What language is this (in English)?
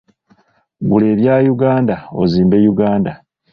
Ganda